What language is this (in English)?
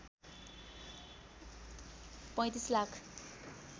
Nepali